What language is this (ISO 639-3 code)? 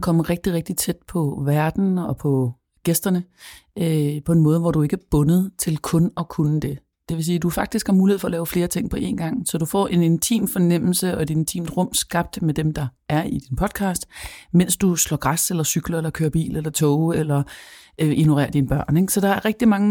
dan